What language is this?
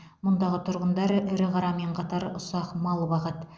Kazakh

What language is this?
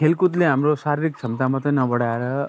Nepali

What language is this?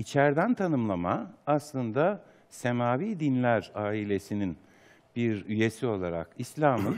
Turkish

